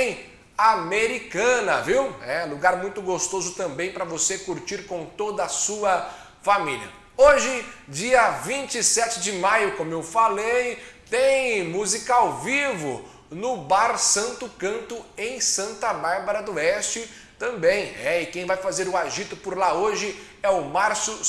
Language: Portuguese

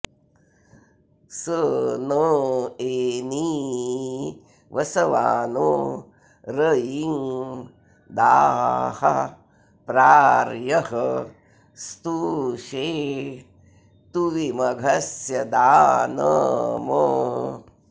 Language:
Sanskrit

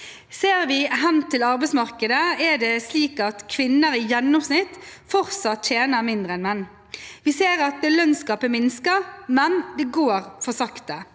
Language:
Norwegian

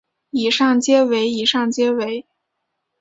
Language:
Chinese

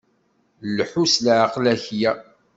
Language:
Kabyle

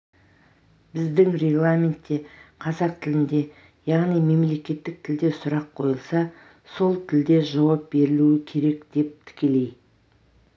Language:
Kazakh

